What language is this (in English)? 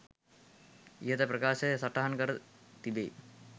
Sinhala